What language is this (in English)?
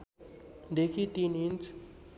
Nepali